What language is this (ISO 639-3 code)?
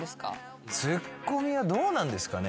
jpn